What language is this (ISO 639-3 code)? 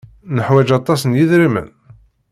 kab